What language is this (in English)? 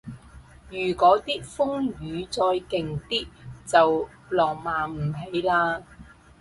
Cantonese